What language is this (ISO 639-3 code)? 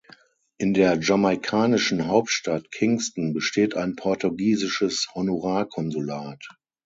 deu